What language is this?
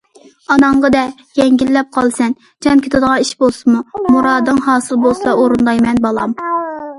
Uyghur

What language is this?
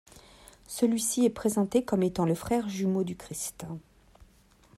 French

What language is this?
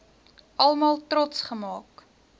Afrikaans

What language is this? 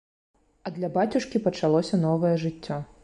Belarusian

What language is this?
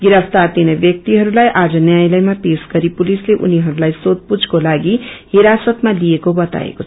Nepali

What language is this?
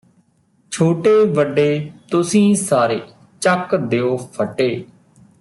Punjabi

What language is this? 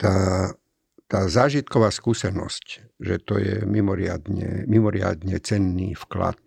Slovak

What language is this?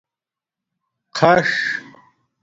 Domaaki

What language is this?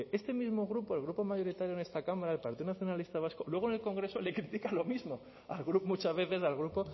Spanish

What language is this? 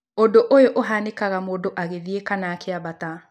Kikuyu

